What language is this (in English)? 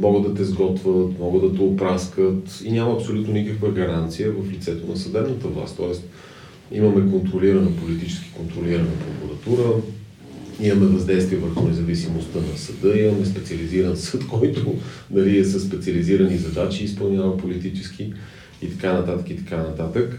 Bulgarian